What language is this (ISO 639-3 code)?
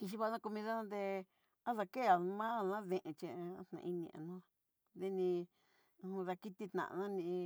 mxy